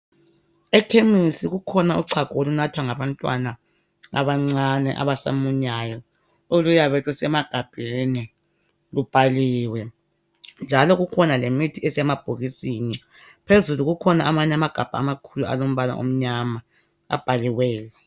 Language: North Ndebele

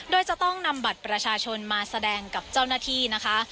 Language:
Thai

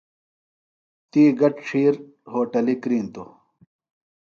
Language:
Phalura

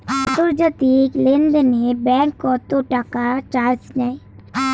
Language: Bangla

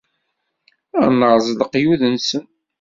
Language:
Kabyle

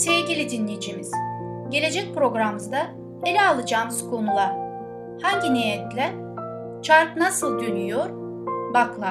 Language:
Turkish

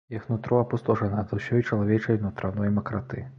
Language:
Belarusian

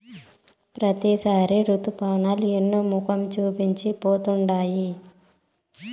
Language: Telugu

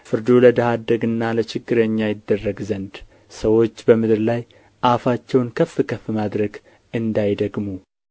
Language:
Amharic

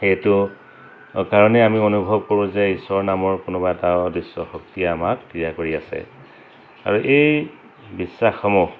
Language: Assamese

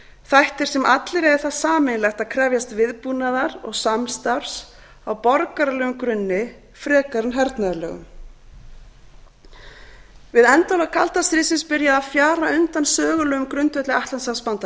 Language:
Icelandic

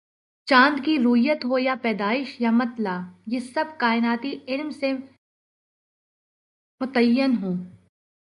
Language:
Urdu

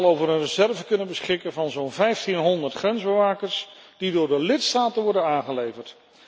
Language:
Dutch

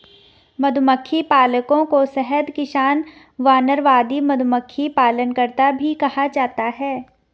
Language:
Hindi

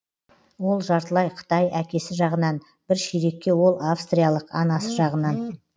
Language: Kazakh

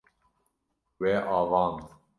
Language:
Kurdish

